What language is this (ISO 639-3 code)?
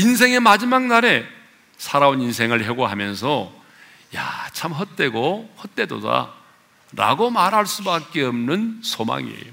kor